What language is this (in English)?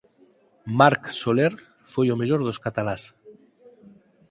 Galician